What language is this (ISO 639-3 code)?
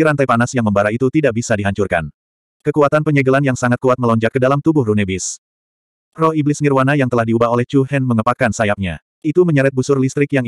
ind